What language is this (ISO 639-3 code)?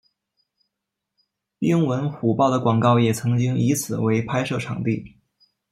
zho